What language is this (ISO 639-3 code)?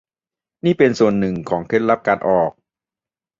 tha